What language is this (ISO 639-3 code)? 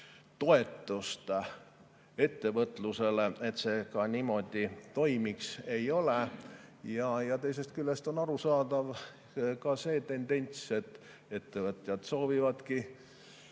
est